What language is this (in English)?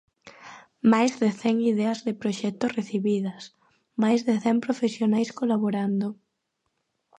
Galician